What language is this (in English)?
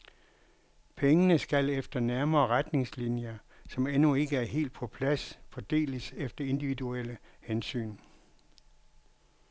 Danish